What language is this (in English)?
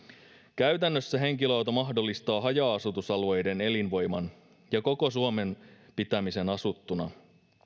Finnish